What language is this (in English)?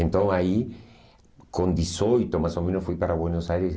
Portuguese